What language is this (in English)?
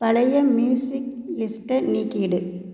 Tamil